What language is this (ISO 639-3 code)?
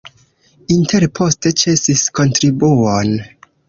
epo